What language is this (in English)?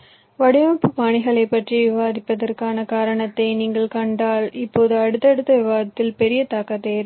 Tamil